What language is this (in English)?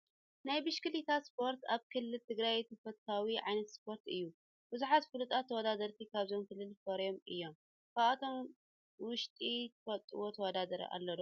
Tigrinya